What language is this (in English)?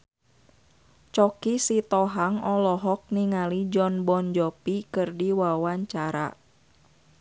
Sundanese